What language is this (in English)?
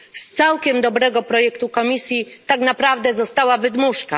Polish